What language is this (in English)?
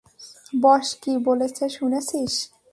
Bangla